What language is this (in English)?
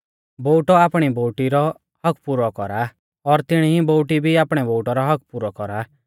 Mahasu Pahari